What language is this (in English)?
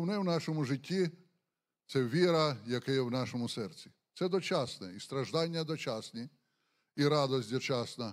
Ukrainian